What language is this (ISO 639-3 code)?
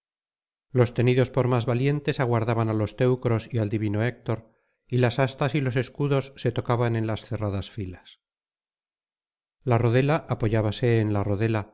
spa